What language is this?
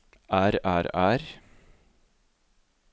Norwegian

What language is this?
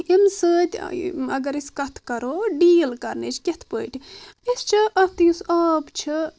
Kashmiri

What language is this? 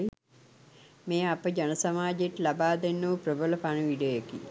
Sinhala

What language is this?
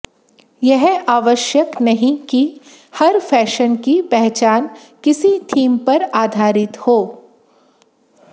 Hindi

